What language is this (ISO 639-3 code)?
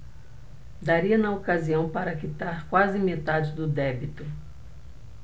por